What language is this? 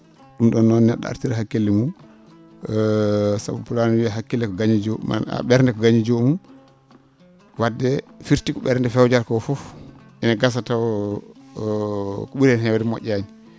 Fula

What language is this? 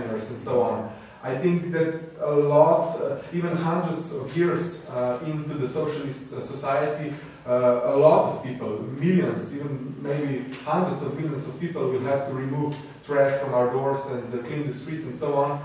English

